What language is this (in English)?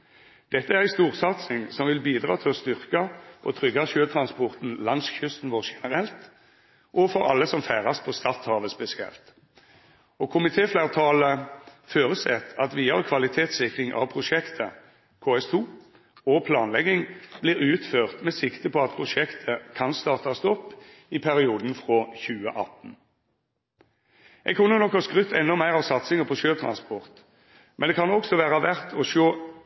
Norwegian Nynorsk